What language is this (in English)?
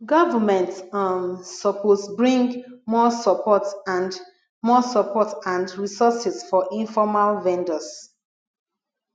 Nigerian Pidgin